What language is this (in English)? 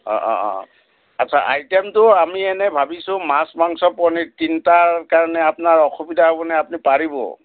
Assamese